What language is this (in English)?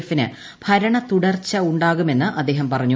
Malayalam